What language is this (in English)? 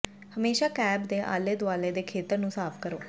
Punjabi